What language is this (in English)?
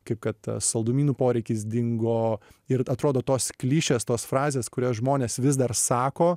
Lithuanian